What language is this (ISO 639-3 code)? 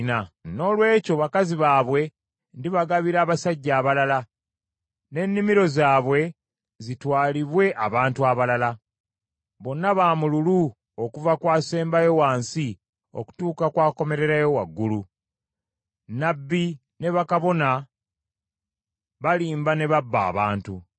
lug